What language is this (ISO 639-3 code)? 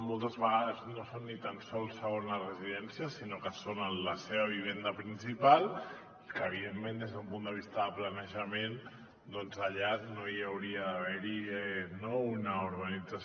cat